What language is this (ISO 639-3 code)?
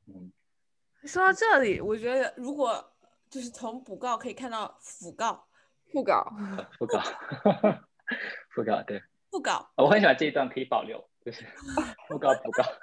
zho